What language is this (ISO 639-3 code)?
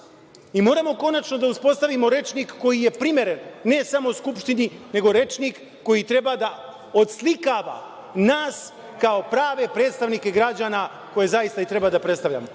srp